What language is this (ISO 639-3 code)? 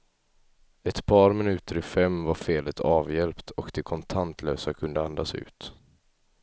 swe